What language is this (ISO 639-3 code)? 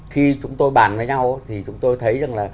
vie